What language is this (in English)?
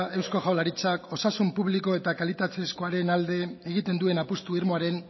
Basque